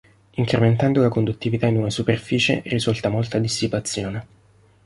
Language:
Italian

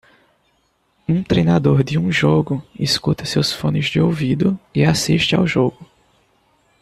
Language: Portuguese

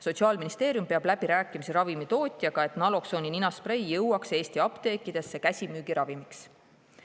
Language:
Estonian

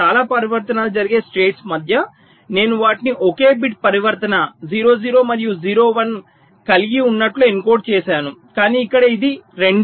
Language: Telugu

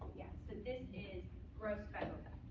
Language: English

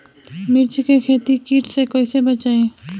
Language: Bhojpuri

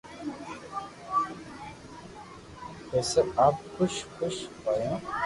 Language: Loarki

